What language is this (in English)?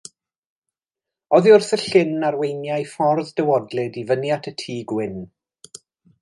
Welsh